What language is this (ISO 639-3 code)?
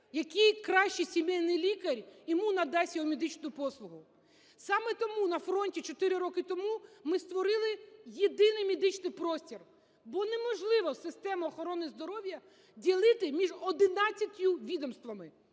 ukr